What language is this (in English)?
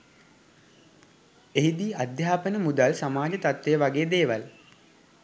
Sinhala